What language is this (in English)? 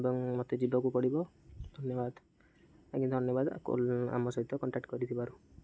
Odia